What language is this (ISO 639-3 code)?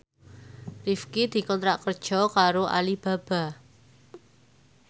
jav